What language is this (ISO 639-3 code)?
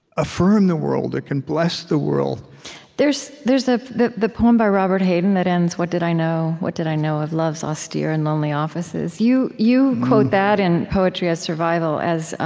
eng